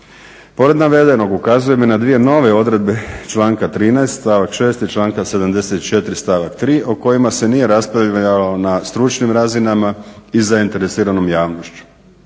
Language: Croatian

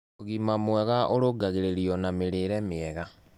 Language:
Kikuyu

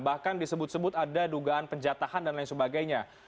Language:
Indonesian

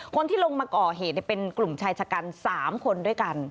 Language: Thai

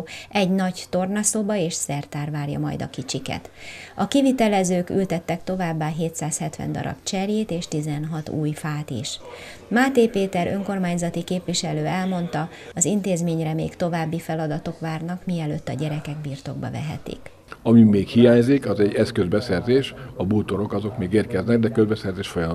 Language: Hungarian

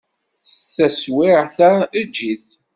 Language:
Kabyle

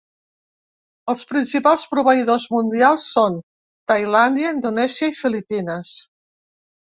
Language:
Catalan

